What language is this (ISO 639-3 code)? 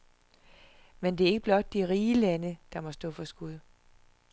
dan